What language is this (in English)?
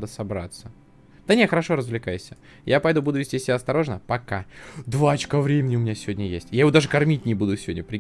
Russian